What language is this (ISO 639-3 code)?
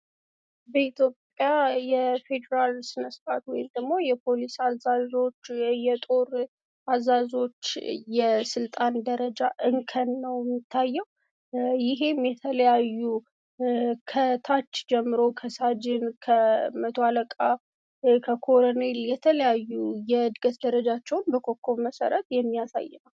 amh